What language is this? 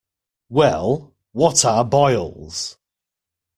English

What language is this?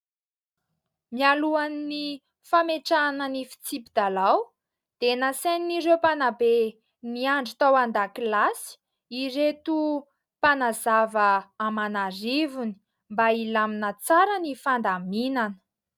Malagasy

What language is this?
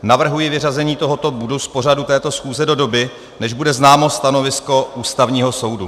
Czech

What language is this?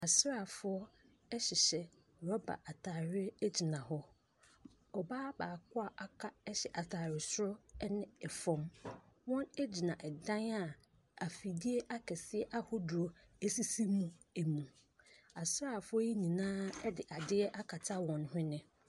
Akan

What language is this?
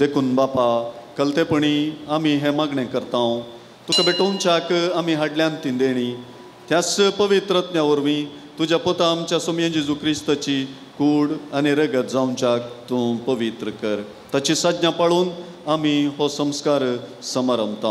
Marathi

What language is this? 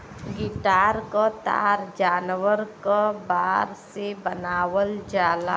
Bhojpuri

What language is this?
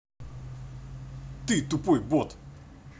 Russian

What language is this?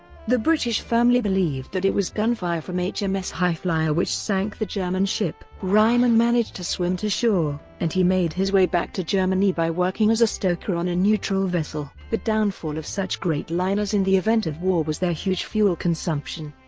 English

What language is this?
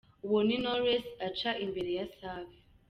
Kinyarwanda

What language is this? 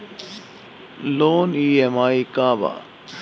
Bhojpuri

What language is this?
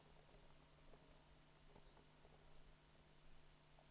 Swedish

